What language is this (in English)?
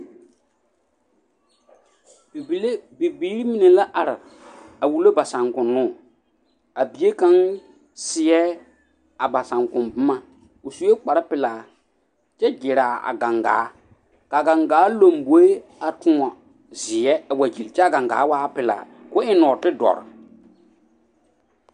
Southern Dagaare